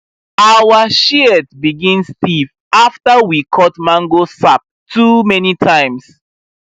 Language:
Nigerian Pidgin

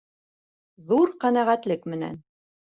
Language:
Bashkir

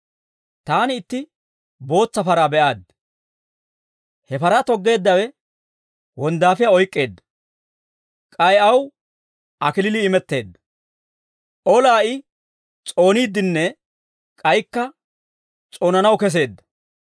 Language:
Dawro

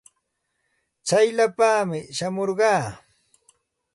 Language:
Santa Ana de Tusi Pasco Quechua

